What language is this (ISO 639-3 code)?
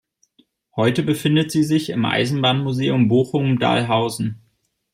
deu